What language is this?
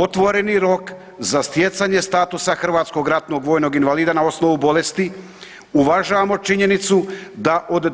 Croatian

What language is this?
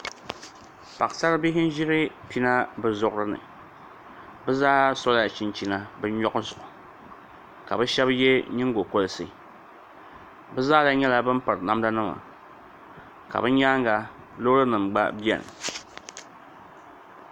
Dagbani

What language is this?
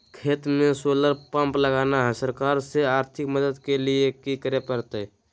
Magahi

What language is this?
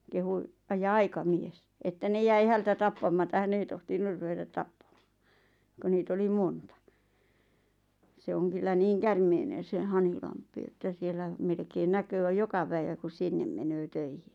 Finnish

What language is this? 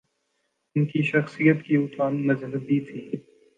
Urdu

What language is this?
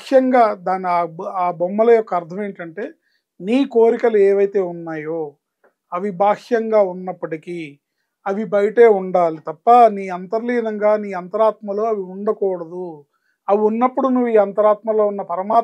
Telugu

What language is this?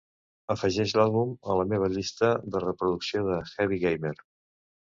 Catalan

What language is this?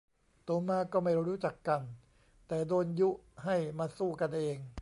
Thai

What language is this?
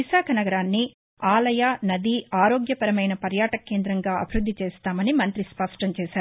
Telugu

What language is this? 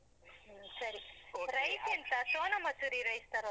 Kannada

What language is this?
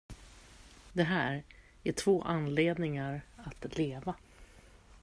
Swedish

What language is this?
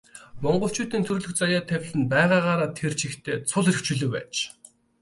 Mongolian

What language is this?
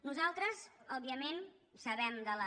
Catalan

